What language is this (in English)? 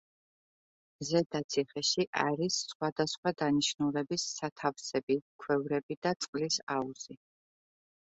Georgian